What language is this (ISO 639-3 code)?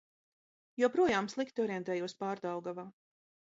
lav